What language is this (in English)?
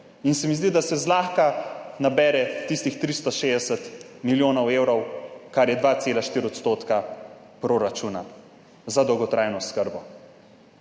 Slovenian